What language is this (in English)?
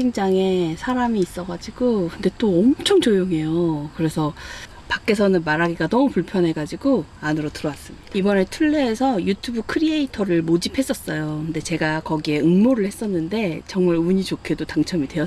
Korean